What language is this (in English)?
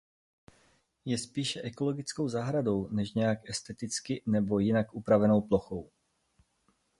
Czech